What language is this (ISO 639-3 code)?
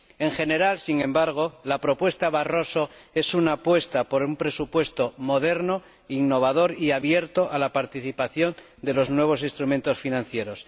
spa